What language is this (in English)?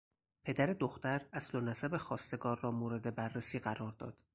Persian